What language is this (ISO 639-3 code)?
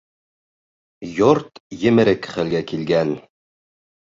bak